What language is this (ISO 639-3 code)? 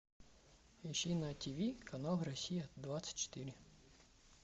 rus